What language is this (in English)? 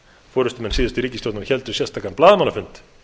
Icelandic